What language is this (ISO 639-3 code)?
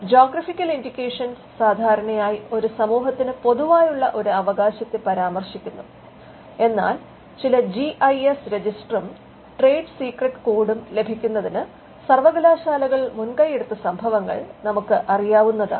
mal